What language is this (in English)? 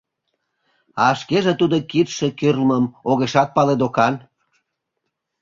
Mari